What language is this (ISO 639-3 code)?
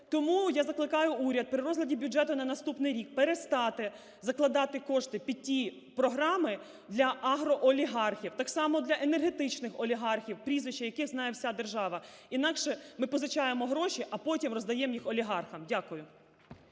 ukr